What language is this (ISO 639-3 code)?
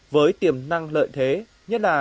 vie